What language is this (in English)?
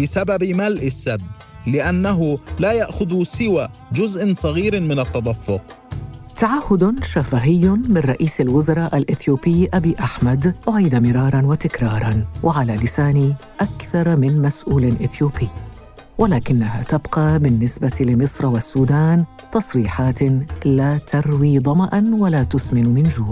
Arabic